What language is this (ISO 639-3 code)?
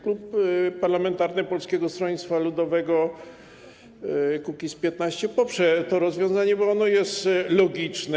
pol